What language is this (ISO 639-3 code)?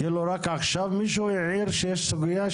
heb